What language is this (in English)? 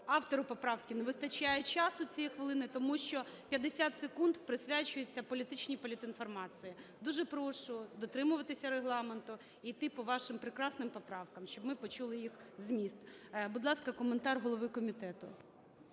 Ukrainian